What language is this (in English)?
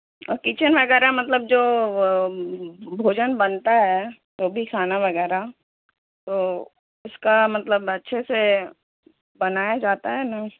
Urdu